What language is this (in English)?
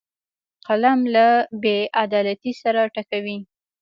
Pashto